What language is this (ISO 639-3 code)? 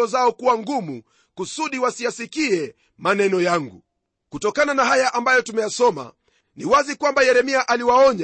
swa